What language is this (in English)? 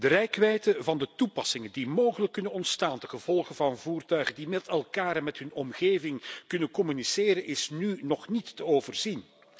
Dutch